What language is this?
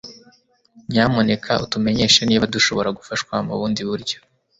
Kinyarwanda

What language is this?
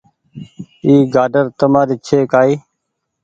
Goaria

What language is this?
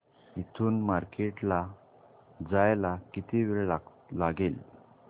Marathi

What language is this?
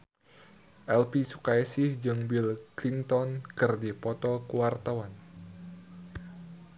Sundanese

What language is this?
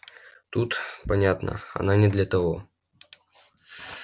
Russian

